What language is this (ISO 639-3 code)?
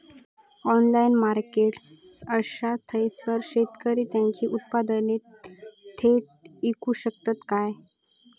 mar